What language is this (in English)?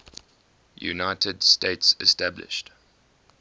English